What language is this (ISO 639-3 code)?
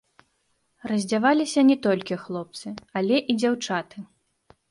bel